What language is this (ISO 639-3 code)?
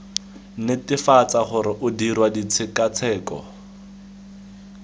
tsn